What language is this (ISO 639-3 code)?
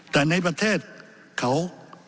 tha